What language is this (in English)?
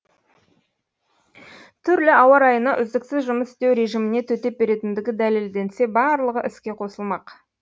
Kazakh